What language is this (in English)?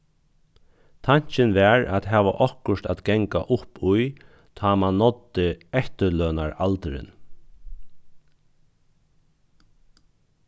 Faroese